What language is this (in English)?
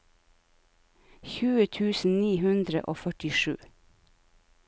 Norwegian